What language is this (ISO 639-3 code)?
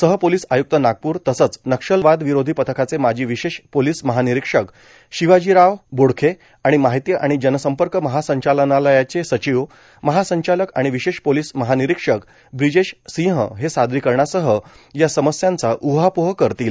mar